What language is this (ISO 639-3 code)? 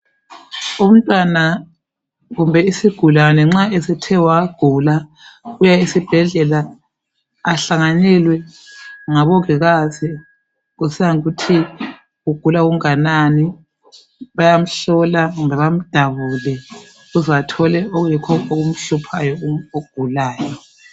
nde